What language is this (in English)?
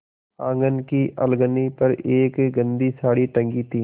Hindi